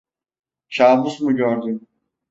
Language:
Turkish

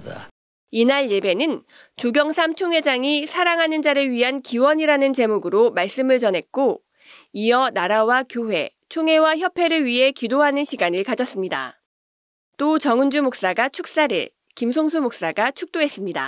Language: Korean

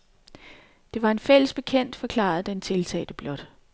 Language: Danish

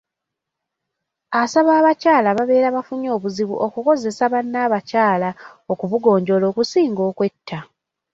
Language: Ganda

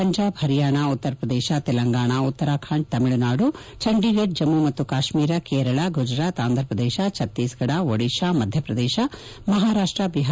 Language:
Kannada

